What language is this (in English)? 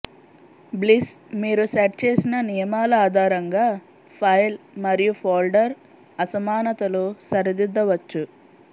Telugu